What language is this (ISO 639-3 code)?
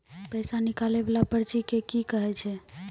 mai